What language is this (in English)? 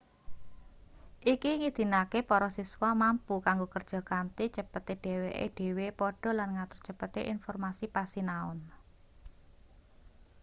Javanese